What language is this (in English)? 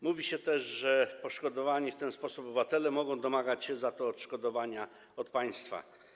Polish